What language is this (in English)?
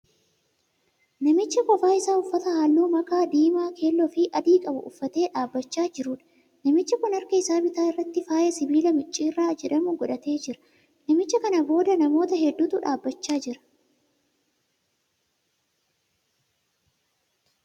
Oromo